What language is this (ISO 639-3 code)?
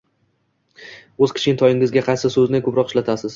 uzb